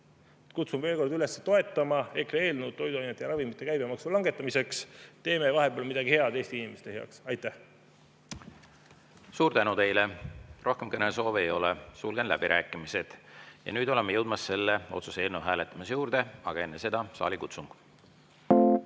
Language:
Estonian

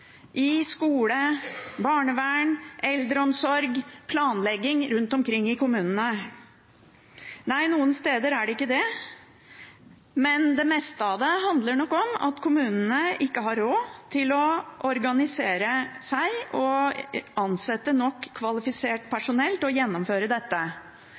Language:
Norwegian Bokmål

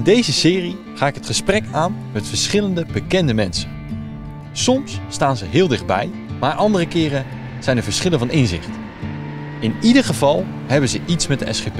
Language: Dutch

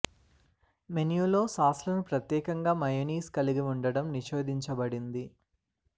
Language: Telugu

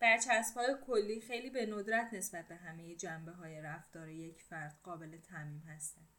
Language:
Persian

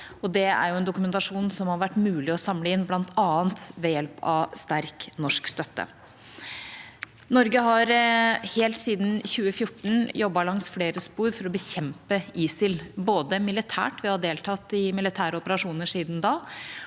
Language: Norwegian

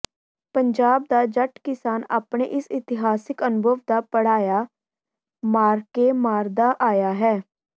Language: Punjabi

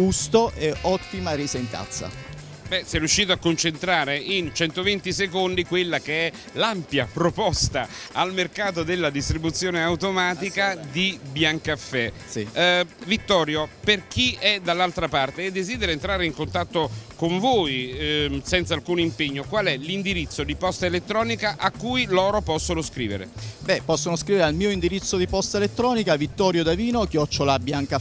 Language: Italian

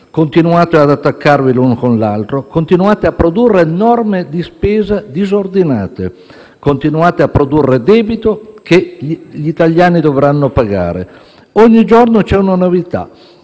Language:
Italian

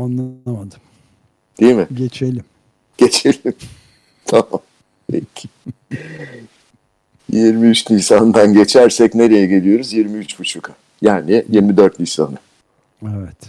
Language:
Turkish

